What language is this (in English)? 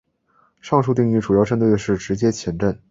Chinese